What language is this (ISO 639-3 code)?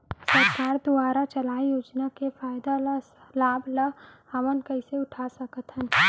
hne